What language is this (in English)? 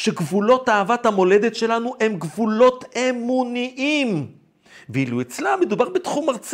Hebrew